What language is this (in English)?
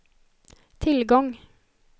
Swedish